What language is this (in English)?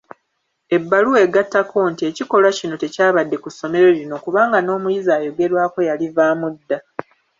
Ganda